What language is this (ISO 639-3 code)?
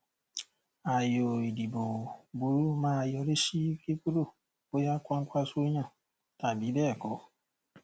yor